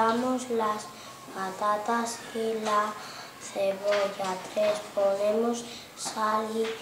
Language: Spanish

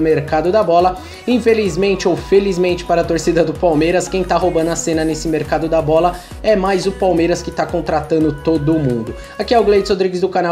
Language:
Portuguese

